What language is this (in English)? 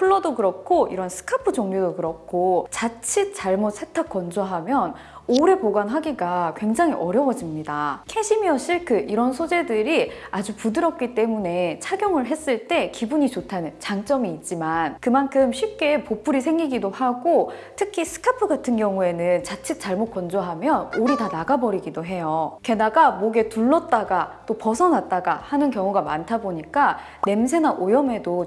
Korean